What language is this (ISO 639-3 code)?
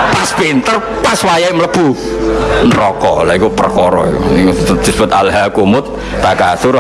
ind